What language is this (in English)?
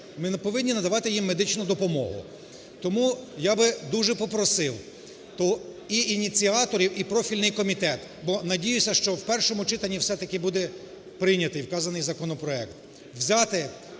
Ukrainian